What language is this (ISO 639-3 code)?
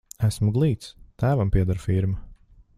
lav